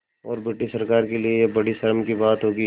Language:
Hindi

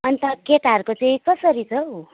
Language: Nepali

